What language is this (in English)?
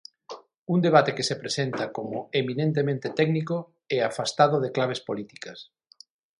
Galician